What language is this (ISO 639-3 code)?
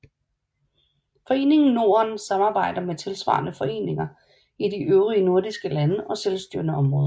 dan